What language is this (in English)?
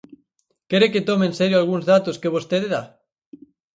Galician